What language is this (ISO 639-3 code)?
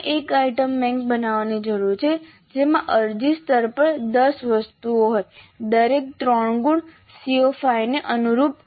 guj